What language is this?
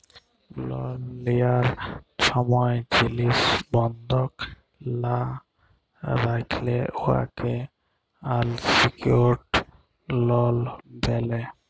Bangla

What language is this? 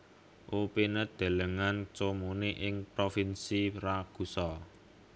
Javanese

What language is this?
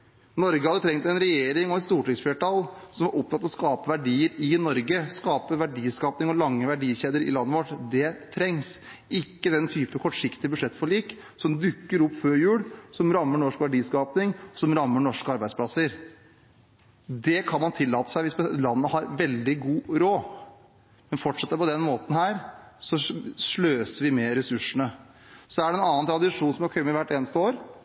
Norwegian Bokmål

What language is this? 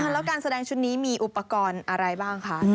Thai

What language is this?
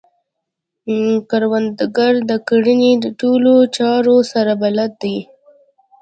Pashto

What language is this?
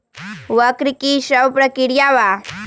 Magahi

